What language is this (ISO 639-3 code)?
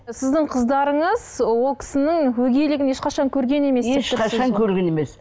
kaz